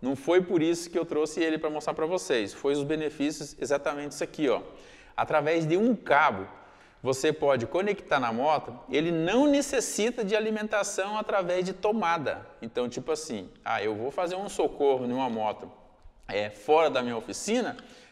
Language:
Portuguese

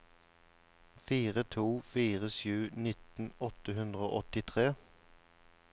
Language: Norwegian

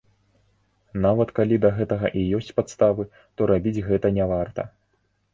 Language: Belarusian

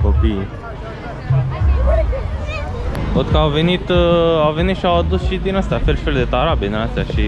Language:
Romanian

